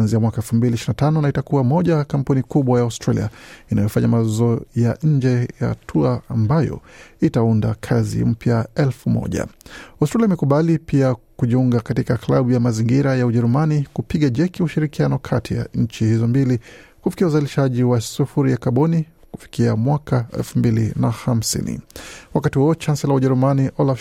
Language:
Swahili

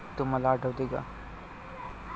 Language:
Marathi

